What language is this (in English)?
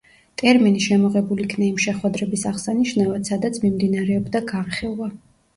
Georgian